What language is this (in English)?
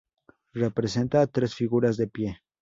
Spanish